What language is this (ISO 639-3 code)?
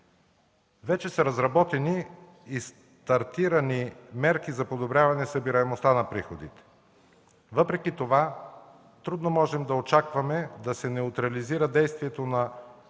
bul